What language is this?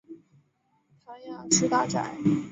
Chinese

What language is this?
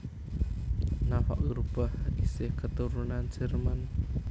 Javanese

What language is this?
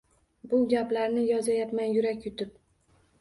Uzbek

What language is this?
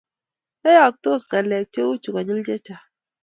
Kalenjin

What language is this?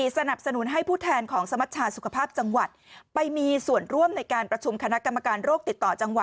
Thai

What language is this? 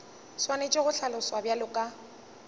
Northern Sotho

